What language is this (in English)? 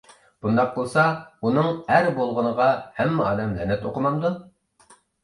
Uyghur